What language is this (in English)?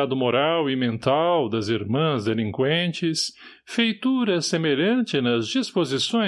Portuguese